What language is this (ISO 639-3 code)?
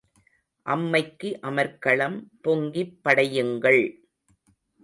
tam